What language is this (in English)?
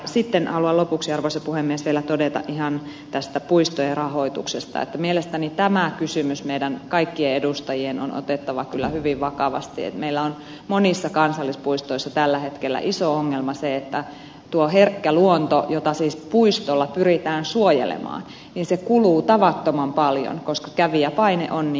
Finnish